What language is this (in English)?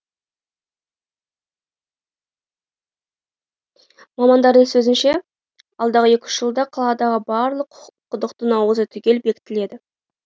Kazakh